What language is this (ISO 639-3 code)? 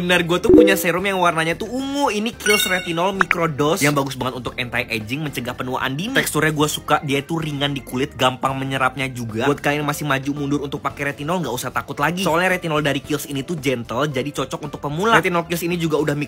ind